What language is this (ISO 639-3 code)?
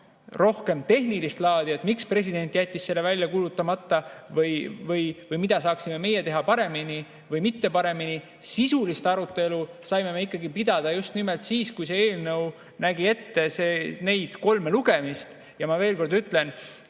est